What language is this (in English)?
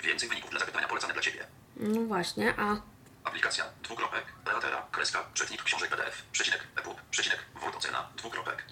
Polish